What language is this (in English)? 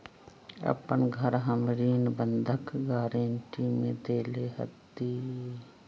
Magahi